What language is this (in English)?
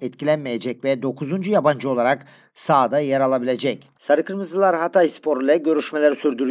Turkish